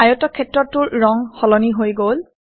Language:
Assamese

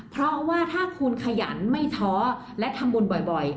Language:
Thai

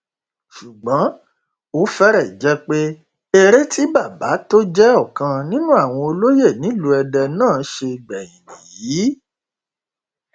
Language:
Yoruba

